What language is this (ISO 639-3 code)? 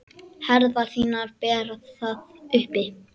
isl